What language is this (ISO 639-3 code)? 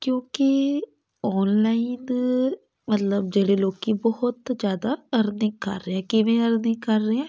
pan